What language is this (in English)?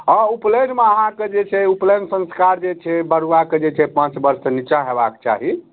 Maithili